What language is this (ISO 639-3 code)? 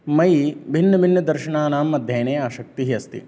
san